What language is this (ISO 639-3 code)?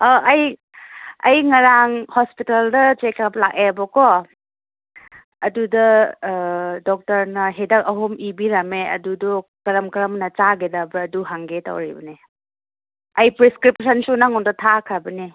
mni